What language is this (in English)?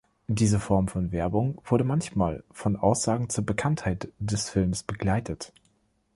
German